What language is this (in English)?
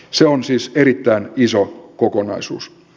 Finnish